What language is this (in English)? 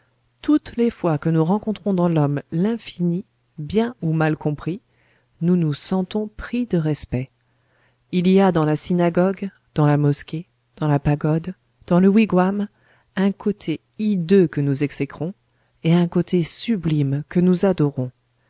French